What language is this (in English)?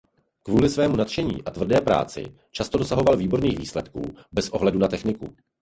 Czech